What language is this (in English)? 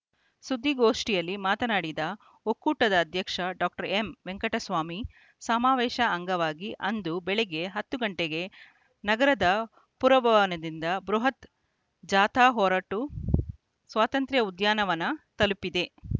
Kannada